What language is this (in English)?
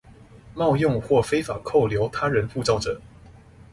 Chinese